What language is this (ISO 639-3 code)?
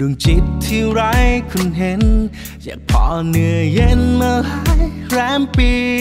tha